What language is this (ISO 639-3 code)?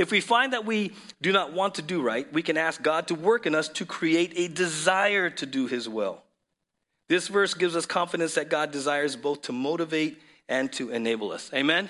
eng